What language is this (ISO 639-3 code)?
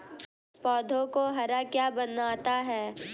hin